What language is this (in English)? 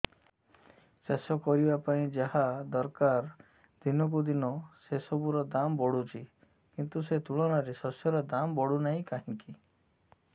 Odia